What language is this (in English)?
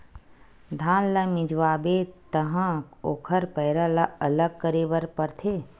Chhattisgarhi